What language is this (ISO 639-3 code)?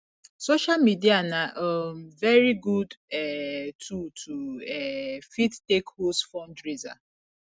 pcm